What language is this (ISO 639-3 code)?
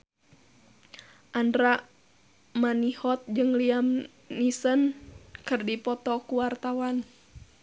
sun